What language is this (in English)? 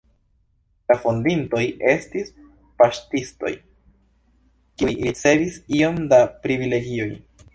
Esperanto